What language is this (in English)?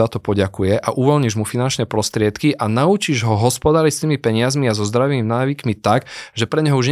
Slovak